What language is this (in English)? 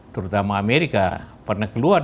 Indonesian